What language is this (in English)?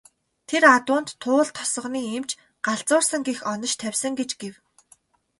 Mongolian